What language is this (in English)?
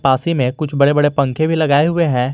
Hindi